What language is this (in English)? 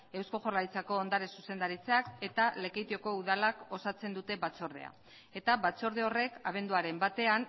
Basque